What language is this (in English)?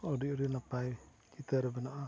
Santali